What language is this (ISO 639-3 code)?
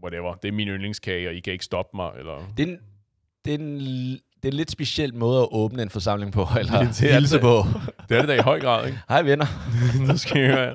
dan